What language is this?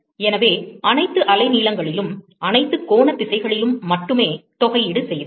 Tamil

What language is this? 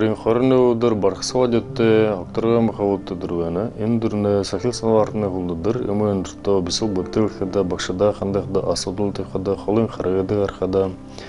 Ukrainian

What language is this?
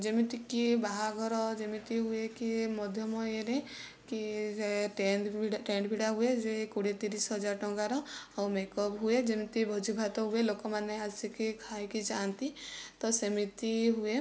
Odia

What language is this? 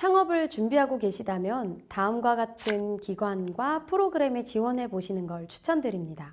Korean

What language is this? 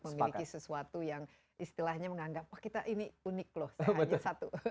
Indonesian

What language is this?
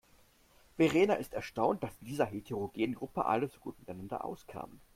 German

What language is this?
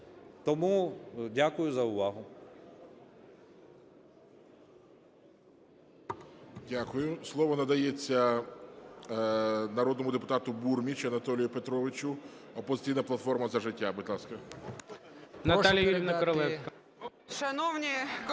Ukrainian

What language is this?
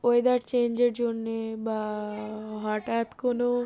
Bangla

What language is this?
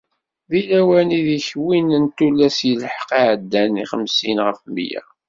Kabyle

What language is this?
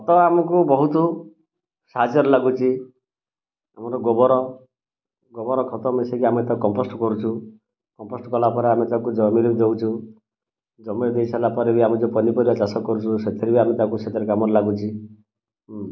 Odia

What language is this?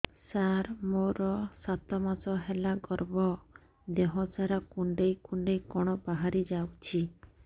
Odia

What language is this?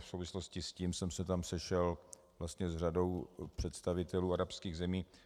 Czech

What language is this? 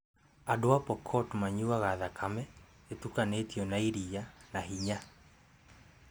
Kikuyu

